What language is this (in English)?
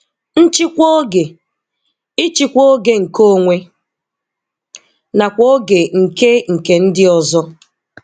Igbo